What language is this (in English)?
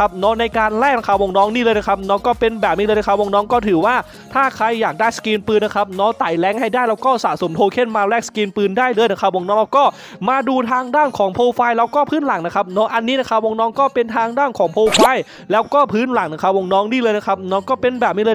Thai